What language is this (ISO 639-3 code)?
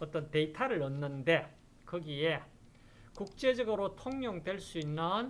kor